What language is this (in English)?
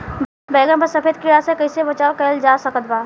Bhojpuri